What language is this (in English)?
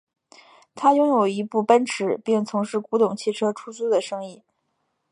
Chinese